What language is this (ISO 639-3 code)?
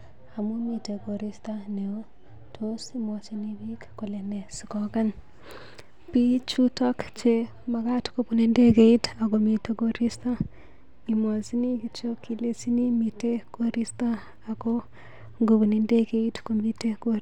kln